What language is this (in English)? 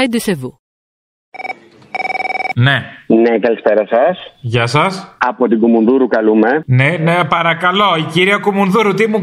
Greek